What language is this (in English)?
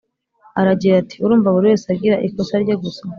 Kinyarwanda